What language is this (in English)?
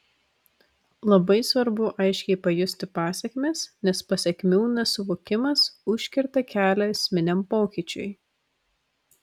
Lithuanian